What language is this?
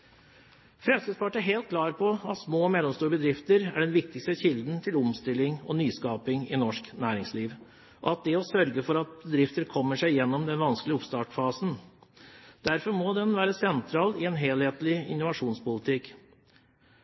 Norwegian Bokmål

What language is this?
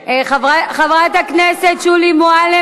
Hebrew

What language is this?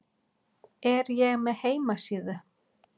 Icelandic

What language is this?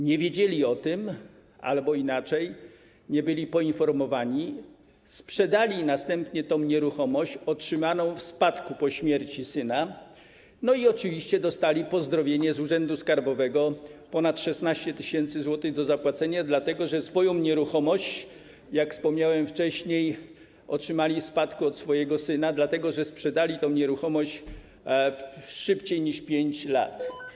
Polish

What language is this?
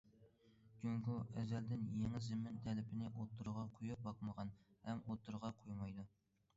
Uyghur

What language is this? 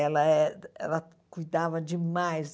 Portuguese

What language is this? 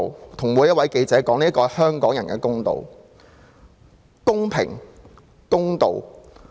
Cantonese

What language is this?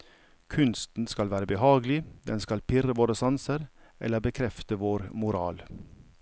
Norwegian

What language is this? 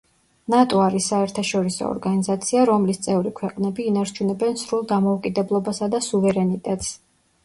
Georgian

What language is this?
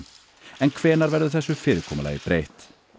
Icelandic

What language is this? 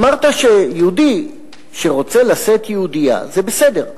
Hebrew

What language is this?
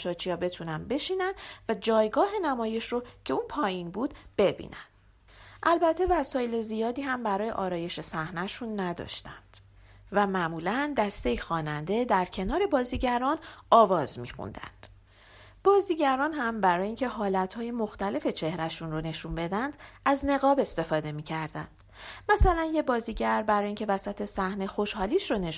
Persian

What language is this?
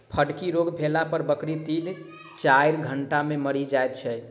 Maithili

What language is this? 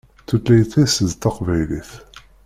Kabyle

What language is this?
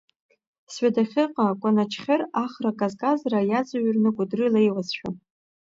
Abkhazian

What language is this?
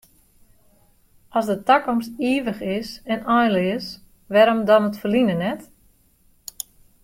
Western Frisian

